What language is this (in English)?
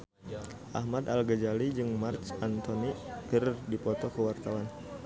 Sundanese